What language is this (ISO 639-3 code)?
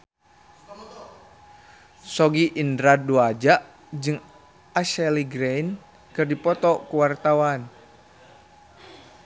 sun